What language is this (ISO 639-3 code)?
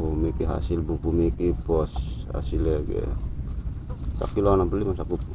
ind